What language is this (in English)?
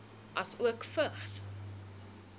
Afrikaans